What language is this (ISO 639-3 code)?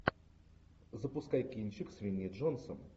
rus